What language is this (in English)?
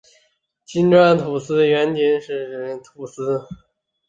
Chinese